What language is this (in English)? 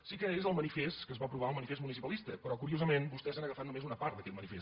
Catalan